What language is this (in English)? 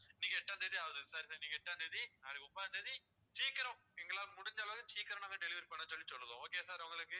Tamil